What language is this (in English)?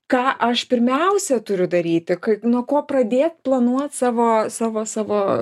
Lithuanian